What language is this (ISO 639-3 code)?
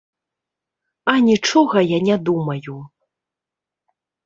bel